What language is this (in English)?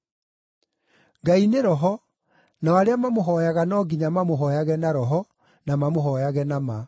Kikuyu